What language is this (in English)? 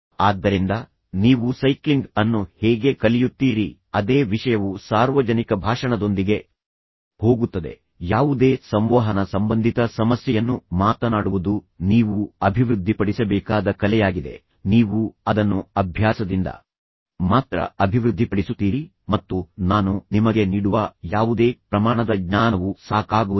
Kannada